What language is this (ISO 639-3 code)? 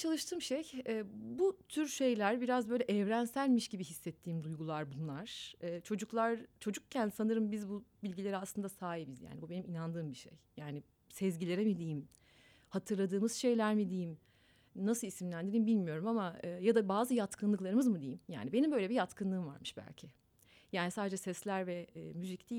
tur